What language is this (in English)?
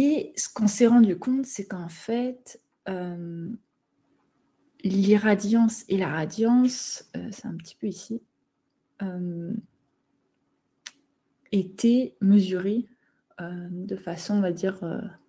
French